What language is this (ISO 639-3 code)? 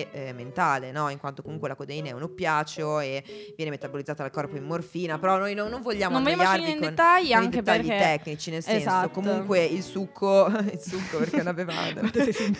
ita